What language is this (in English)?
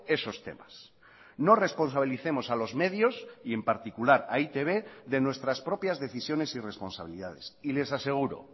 Spanish